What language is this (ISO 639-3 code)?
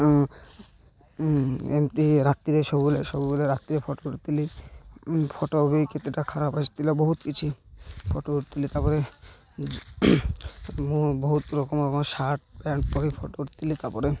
ori